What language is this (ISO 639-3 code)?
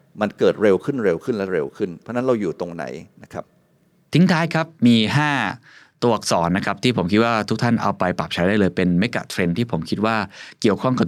tha